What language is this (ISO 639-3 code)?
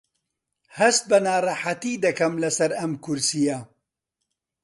ckb